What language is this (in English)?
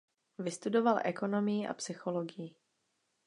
Czech